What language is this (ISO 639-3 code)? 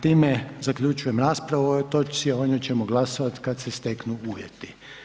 hrv